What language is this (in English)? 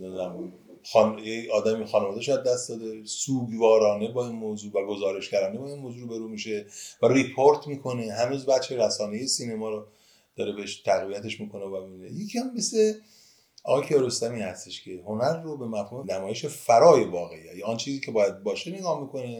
Persian